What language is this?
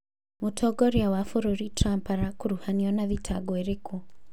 Kikuyu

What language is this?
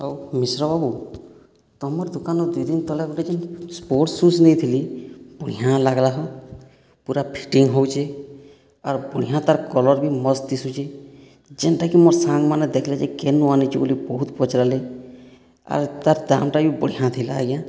Odia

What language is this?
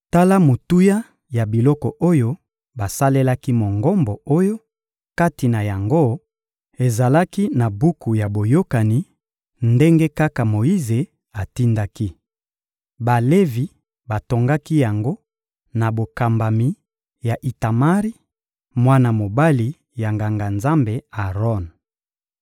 Lingala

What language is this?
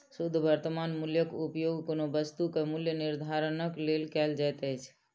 Maithili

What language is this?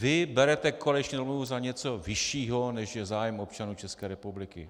Czech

